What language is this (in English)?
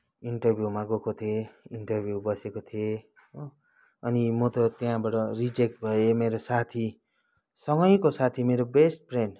Nepali